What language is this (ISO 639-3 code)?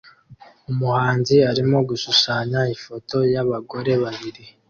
kin